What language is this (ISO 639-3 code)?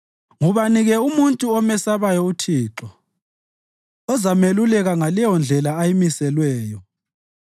nde